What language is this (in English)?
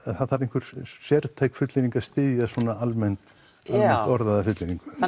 Icelandic